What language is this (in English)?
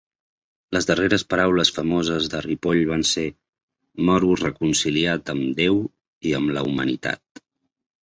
Catalan